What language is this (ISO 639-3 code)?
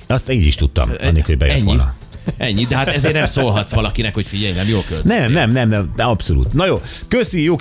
hun